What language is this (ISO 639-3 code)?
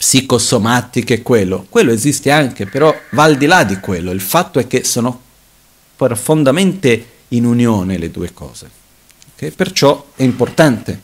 ita